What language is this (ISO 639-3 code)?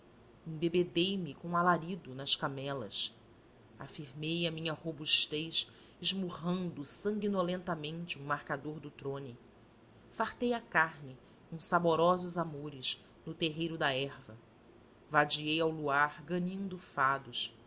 por